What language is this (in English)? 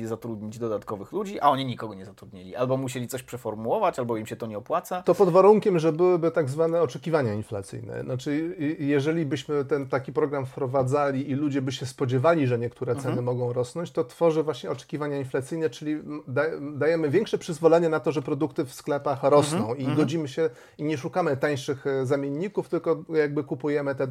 Polish